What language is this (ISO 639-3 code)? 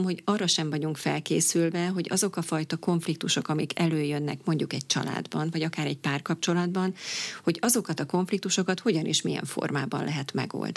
hun